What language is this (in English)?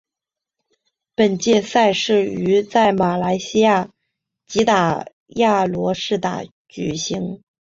Chinese